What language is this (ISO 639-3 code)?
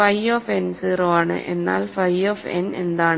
mal